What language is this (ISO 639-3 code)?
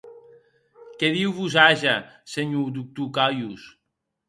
oci